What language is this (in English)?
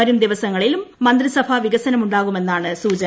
Malayalam